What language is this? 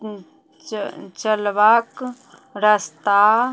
Maithili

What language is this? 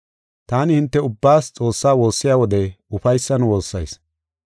Gofa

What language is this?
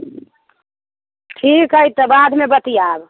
Maithili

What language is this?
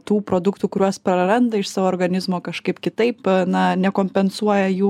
Lithuanian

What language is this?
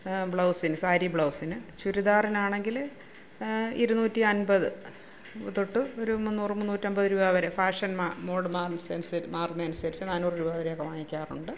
Malayalam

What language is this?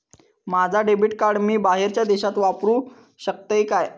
Marathi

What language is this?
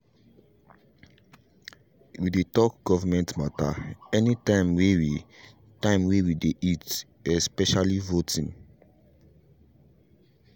Nigerian Pidgin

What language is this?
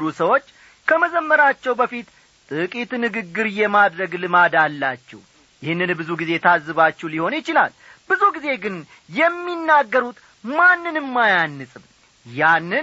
Amharic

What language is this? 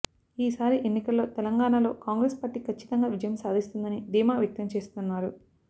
Telugu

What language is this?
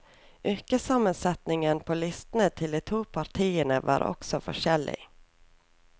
Norwegian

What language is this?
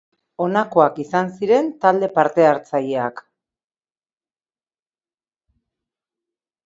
Basque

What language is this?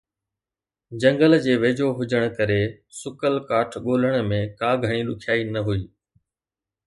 Sindhi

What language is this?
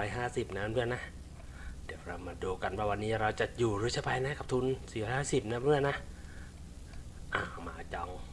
Thai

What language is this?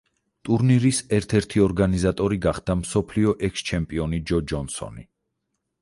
Georgian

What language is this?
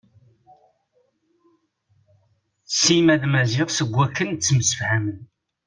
Kabyle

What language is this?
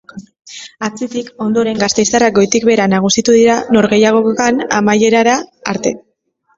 Basque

